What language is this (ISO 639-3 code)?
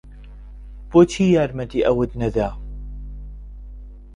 ckb